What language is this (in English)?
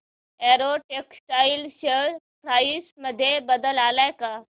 Marathi